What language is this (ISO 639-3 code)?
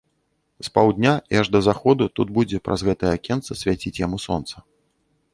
bel